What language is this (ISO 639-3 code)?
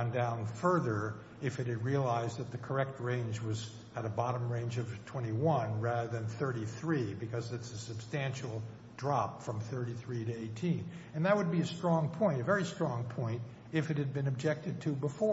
eng